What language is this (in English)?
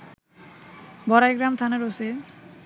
Bangla